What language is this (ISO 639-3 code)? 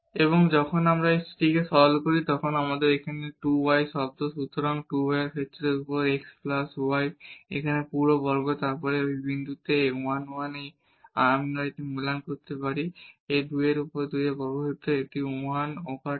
ben